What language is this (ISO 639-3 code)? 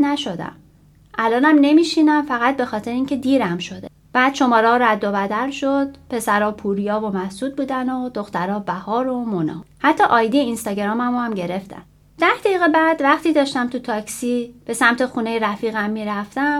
fas